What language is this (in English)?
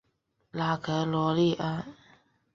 Chinese